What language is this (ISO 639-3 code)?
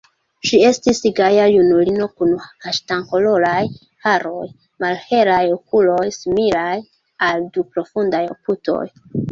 epo